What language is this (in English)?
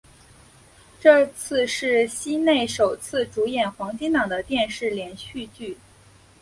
Chinese